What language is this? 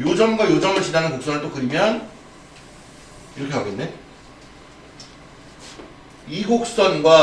Korean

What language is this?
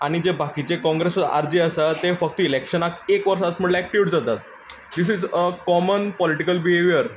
Konkani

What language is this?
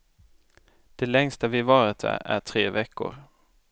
Swedish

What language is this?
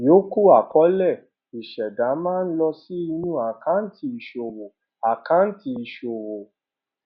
Yoruba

